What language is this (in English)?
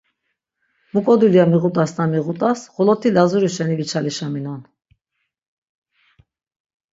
Laz